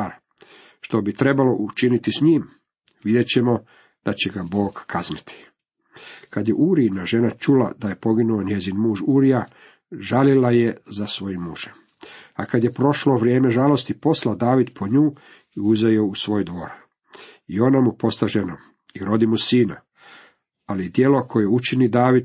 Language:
Croatian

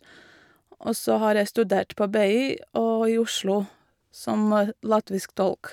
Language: Norwegian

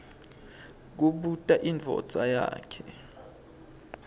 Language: Swati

